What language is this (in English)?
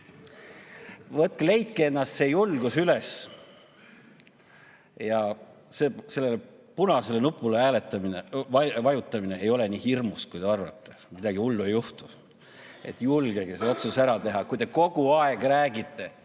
Estonian